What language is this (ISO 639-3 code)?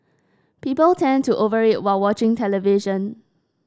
eng